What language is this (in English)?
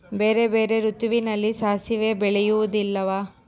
Kannada